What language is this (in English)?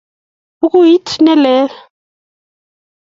Kalenjin